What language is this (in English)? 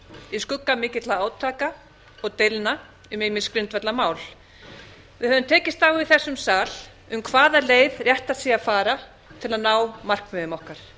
Icelandic